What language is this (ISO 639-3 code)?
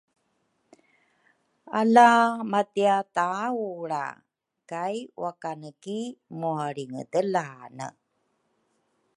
dru